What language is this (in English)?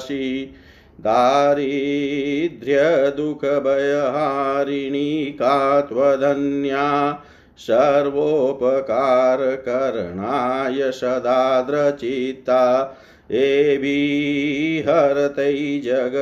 Hindi